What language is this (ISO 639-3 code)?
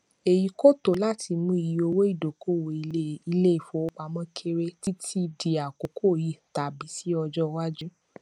yor